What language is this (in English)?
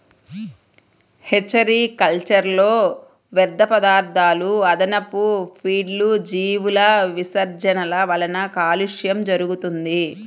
Telugu